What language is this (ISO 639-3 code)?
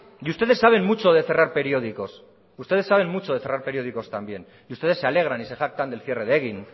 spa